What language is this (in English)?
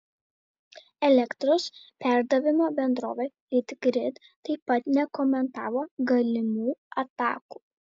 Lithuanian